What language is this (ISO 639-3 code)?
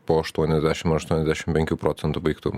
lit